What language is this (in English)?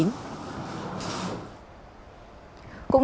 Vietnamese